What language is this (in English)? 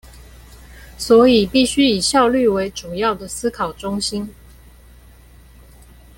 Chinese